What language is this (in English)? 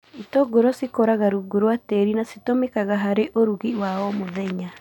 Kikuyu